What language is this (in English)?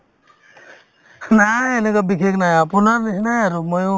Assamese